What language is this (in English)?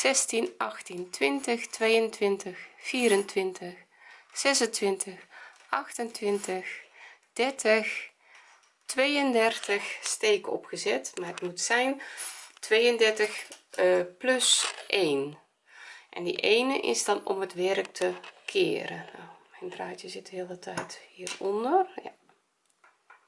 Dutch